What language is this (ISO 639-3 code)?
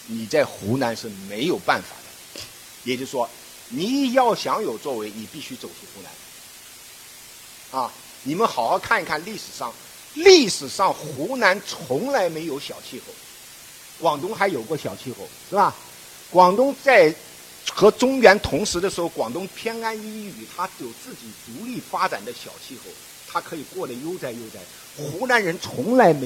zho